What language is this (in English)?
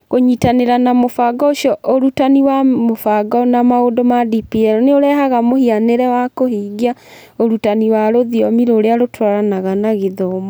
Kikuyu